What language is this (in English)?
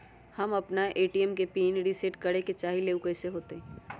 Magahi